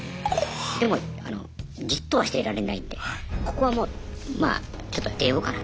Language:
Japanese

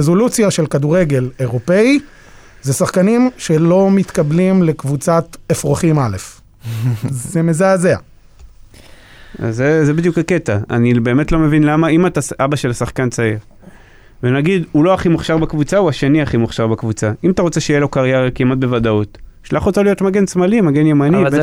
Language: Hebrew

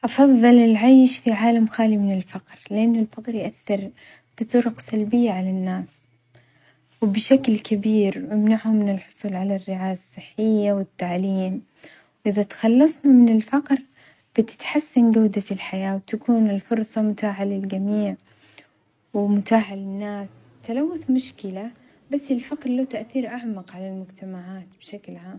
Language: Omani Arabic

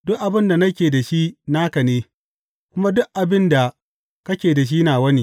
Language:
Hausa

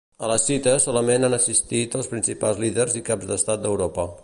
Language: Catalan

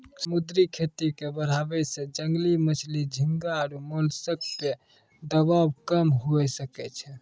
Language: Maithili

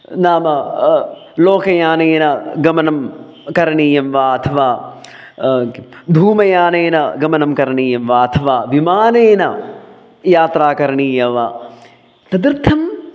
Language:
Sanskrit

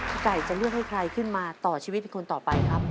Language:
Thai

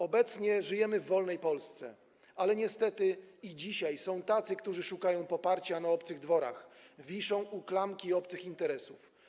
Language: Polish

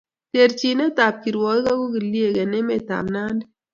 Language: Kalenjin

